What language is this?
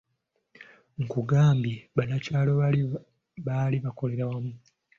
Ganda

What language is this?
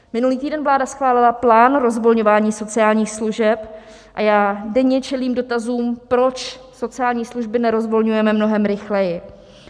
Czech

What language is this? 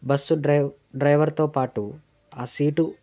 Telugu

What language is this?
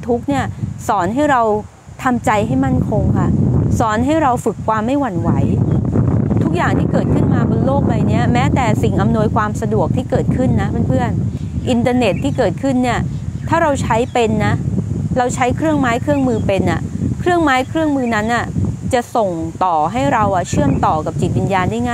Thai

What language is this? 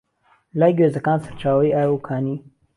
Central Kurdish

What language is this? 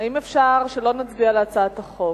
Hebrew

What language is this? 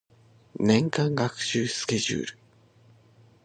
Japanese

